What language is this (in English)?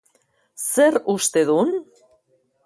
Basque